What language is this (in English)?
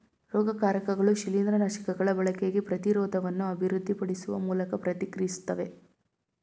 Kannada